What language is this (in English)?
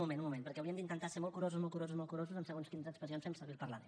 Catalan